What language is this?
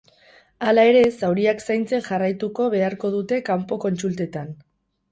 Basque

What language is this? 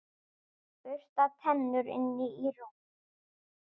Icelandic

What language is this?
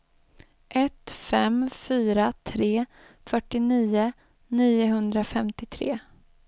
Swedish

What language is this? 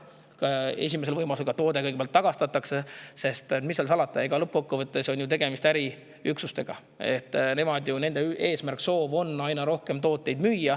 Estonian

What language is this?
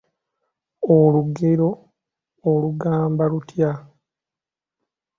Ganda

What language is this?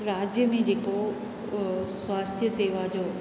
Sindhi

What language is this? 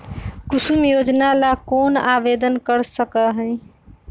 Magahi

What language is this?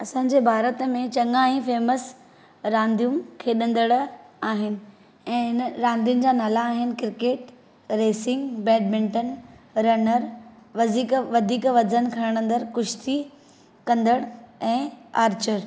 Sindhi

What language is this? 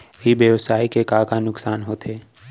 Chhattisgarhi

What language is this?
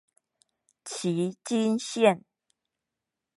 Chinese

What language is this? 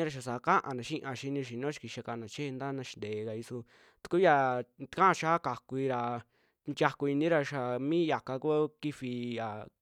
Western Juxtlahuaca Mixtec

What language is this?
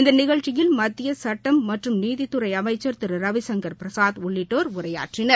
Tamil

